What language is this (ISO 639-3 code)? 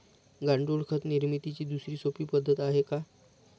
mar